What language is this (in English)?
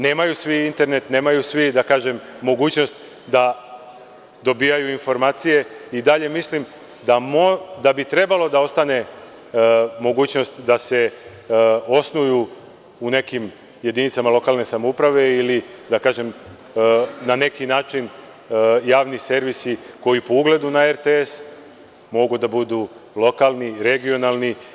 Serbian